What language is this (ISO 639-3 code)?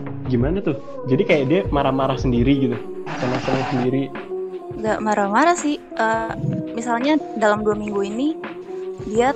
ind